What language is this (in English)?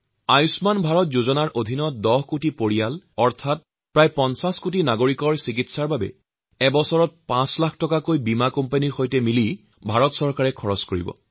Assamese